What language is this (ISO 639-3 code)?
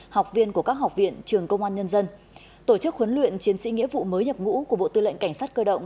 vie